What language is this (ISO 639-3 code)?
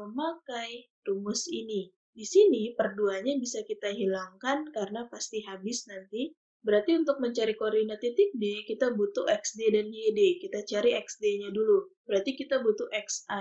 ind